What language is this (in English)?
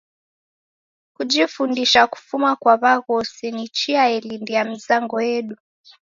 Taita